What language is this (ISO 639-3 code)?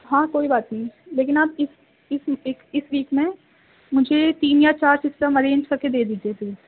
urd